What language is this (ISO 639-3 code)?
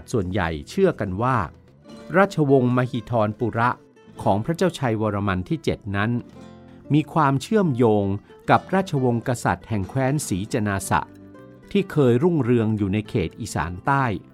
tha